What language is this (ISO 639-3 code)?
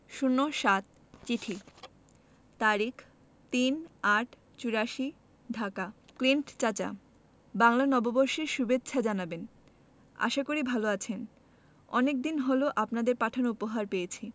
ben